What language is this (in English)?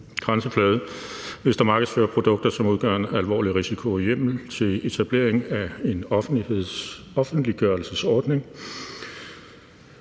Danish